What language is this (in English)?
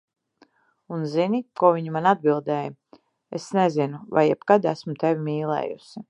Latvian